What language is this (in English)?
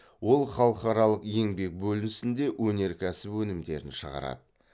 Kazakh